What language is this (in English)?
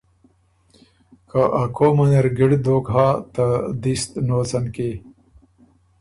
Ormuri